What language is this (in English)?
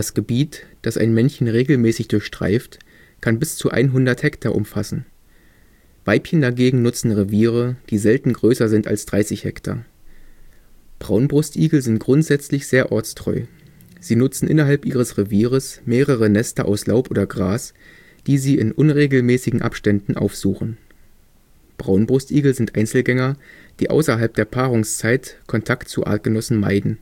German